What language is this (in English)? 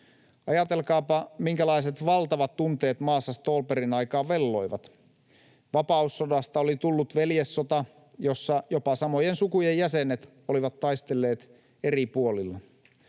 Finnish